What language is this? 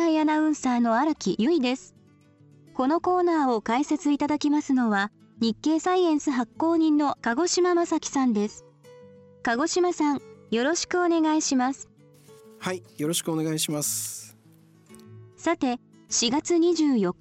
Japanese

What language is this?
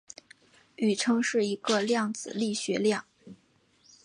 Chinese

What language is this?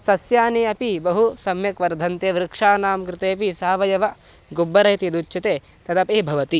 Sanskrit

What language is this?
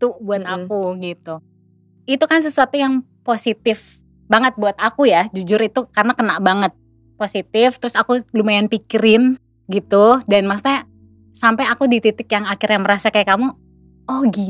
Indonesian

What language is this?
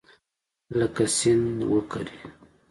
Pashto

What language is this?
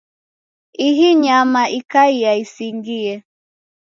Taita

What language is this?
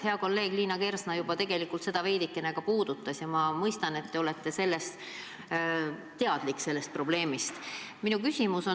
Estonian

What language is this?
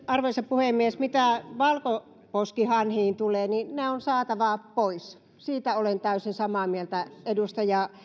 Finnish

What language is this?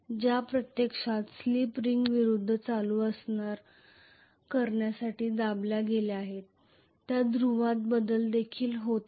Marathi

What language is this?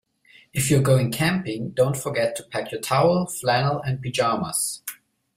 English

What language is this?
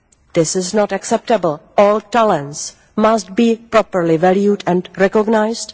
English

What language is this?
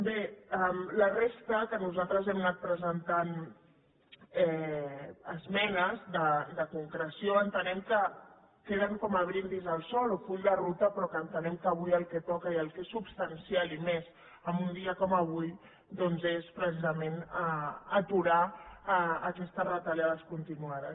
Catalan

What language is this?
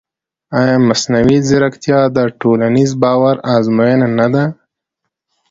Pashto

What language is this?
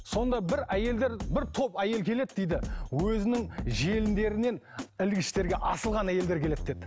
Kazakh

